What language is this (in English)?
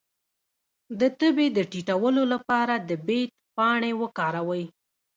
Pashto